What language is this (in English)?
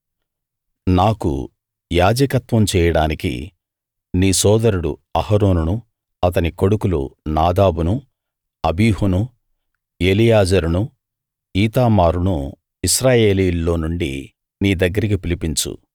Telugu